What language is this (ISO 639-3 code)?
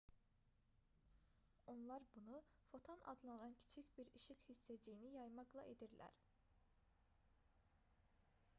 aze